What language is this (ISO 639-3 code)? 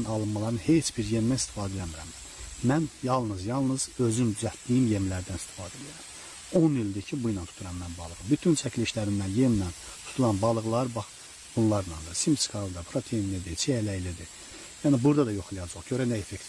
tur